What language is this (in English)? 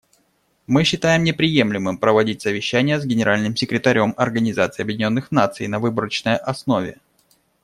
Russian